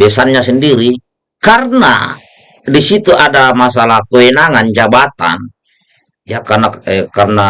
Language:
Indonesian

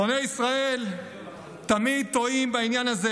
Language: Hebrew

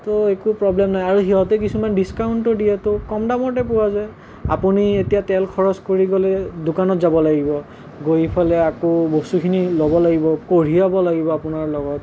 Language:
Assamese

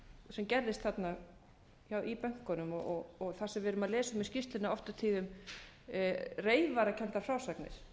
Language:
Icelandic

